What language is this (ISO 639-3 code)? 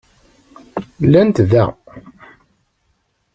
kab